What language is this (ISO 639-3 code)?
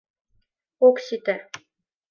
chm